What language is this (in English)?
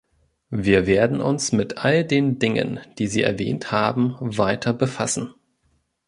German